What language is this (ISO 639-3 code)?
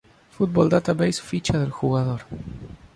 spa